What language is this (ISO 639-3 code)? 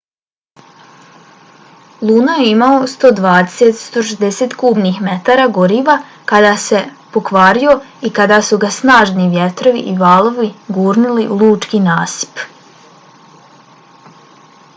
bos